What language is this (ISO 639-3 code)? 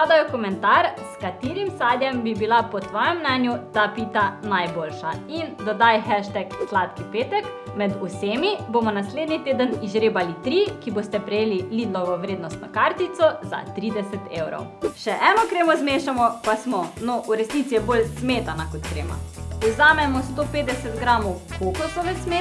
slv